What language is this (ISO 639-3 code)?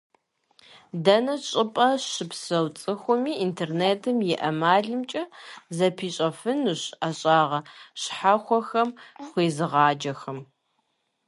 kbd